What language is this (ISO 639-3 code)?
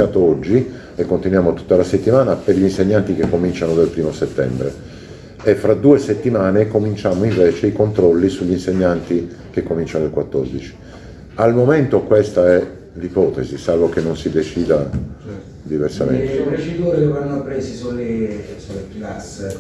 ita